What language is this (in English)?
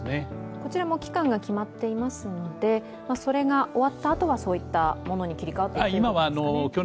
Japanese